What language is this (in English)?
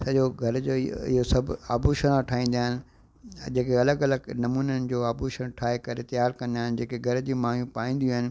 Sindhi